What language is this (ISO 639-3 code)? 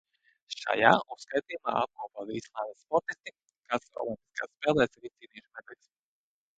lav